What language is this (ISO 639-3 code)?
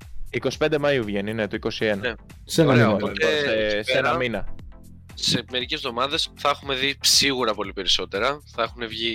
ell